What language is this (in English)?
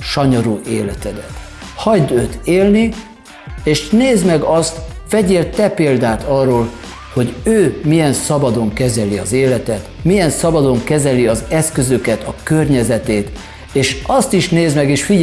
Hungarian